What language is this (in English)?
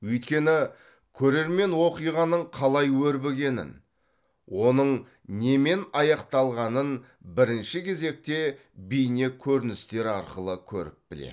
Kazakh